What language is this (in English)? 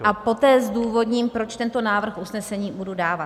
Czech